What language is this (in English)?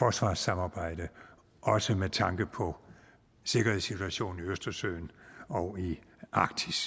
Danish